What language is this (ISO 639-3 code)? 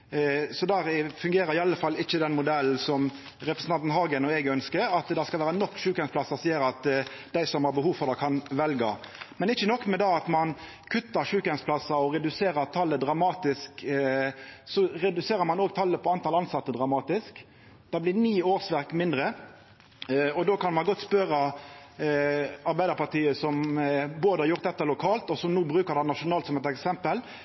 nno